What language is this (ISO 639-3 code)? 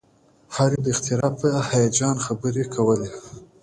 pus